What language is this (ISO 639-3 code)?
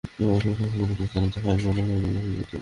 ben